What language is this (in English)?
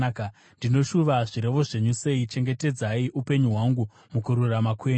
Shona